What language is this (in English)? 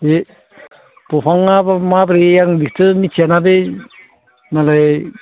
Bodo